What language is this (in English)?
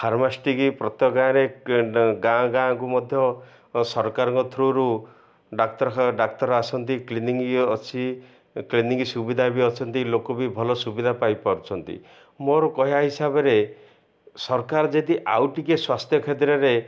Odia